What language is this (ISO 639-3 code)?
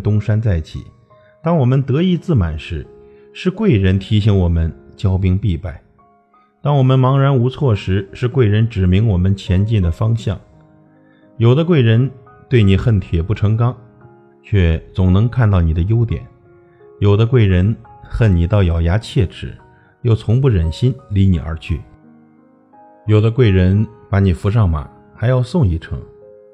zho